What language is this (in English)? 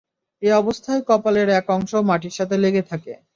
Bangla